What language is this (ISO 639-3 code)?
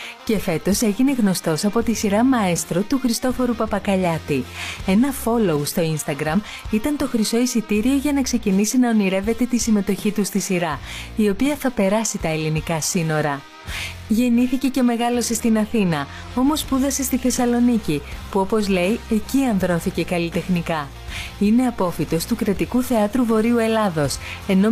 ell